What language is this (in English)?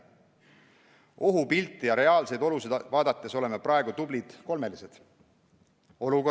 Estonian